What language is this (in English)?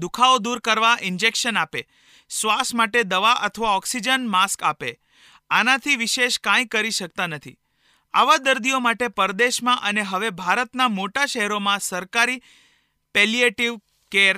Hindi